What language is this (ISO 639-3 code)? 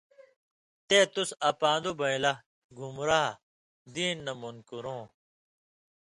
mvy